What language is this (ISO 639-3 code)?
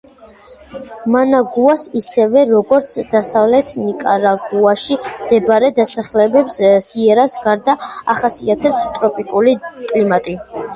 kat